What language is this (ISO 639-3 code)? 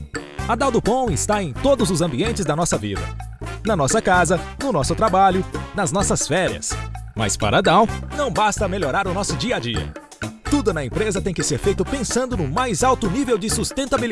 por